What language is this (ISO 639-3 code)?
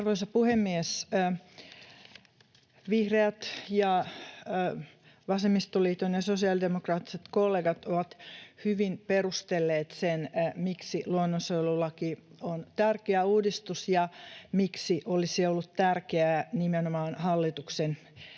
fin